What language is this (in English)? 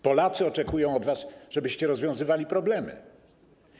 Polish